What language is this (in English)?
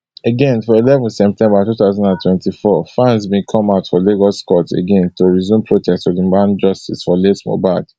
Nigerian Pidgin